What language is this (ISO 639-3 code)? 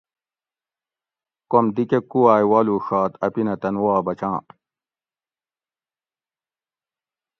gwc